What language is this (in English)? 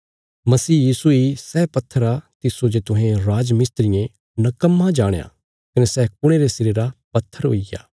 Bilaspuri